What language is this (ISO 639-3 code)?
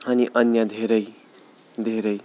nep